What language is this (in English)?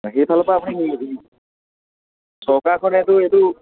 Assamese